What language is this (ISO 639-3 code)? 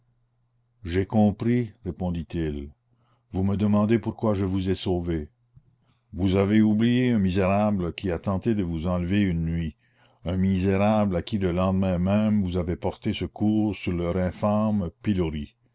fra